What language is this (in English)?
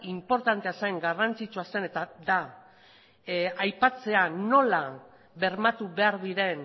Basque